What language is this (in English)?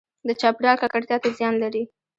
Pashto